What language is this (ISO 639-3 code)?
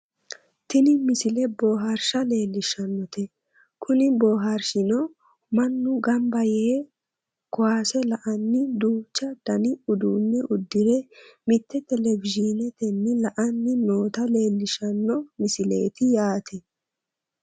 sid